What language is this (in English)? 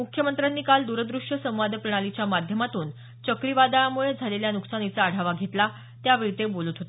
Marathi